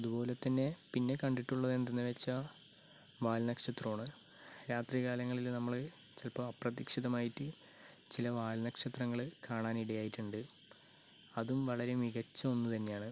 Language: Malayalam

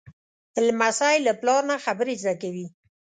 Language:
Pashto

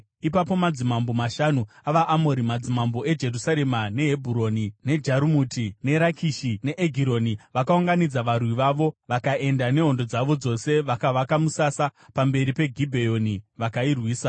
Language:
Shona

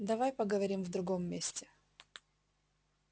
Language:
Russian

